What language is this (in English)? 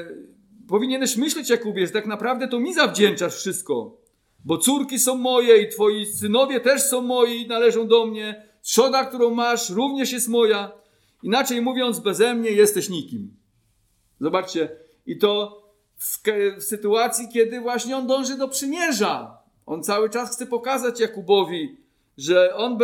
Polish